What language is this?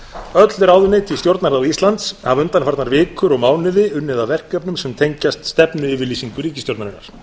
Icelandic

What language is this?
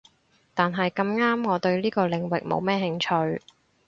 Cantonese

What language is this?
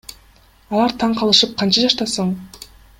Kyrgyz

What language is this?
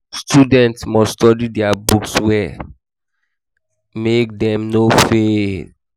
Nigerian Pidgin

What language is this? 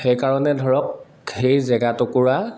Assamese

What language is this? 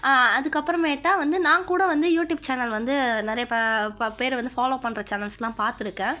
Tamil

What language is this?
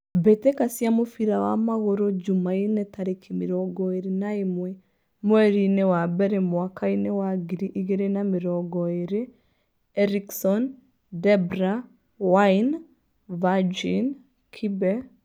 Kikuyu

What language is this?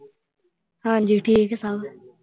Punjabi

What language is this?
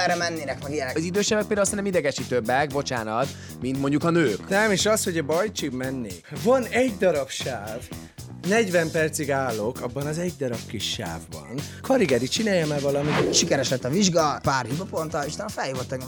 Hungarian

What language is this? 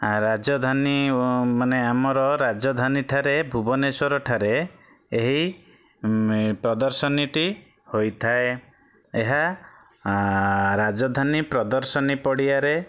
Odia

